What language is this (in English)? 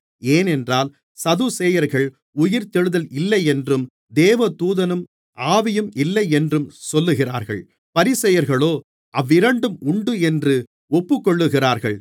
Tamil